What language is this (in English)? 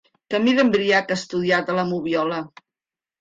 Catalan